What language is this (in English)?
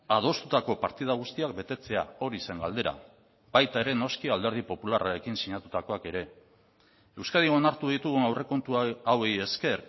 Basque